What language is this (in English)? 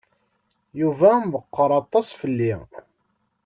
Kabyle